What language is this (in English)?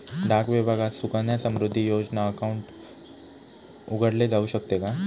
Marathi